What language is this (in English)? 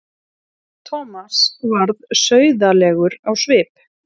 Icelandic